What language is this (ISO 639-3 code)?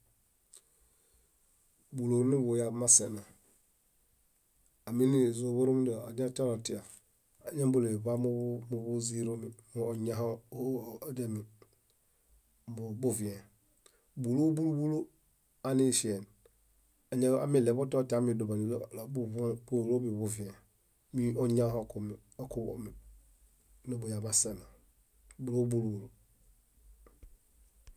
bda